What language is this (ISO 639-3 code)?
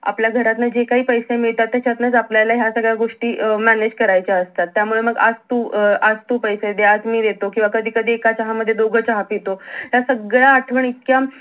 mar